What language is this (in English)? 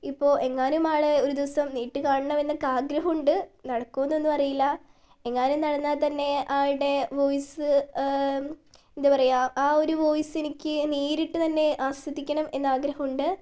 Malayalam